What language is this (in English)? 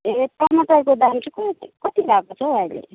Nepali